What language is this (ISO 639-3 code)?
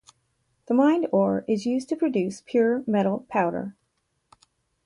eng